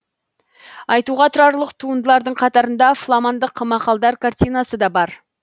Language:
Kazakh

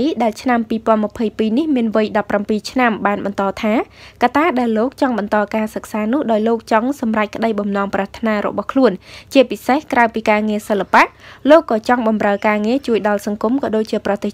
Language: Thai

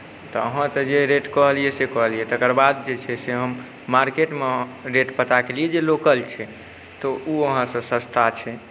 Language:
Maithili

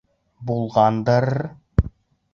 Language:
Bashkir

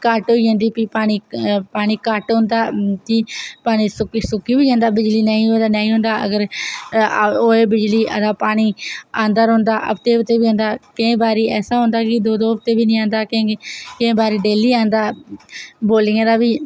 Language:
Dogri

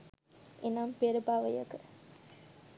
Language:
Sinhala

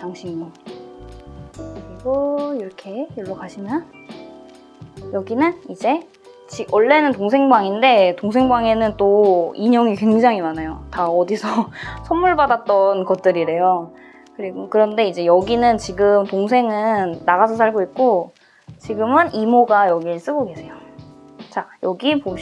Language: Korean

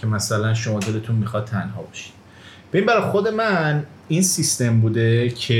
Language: Persian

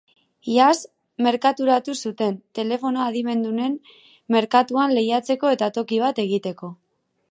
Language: Basque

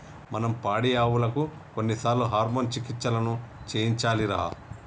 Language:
Telugu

